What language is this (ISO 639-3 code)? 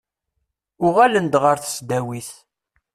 kab